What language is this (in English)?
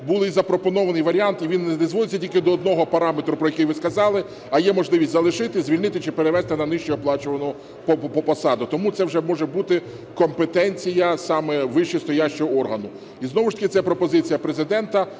Ukrainian